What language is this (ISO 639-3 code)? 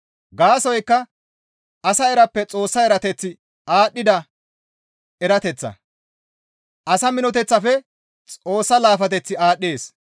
gmv